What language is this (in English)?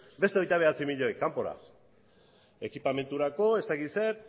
Basque